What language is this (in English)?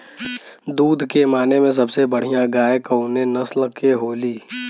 Bhojpuri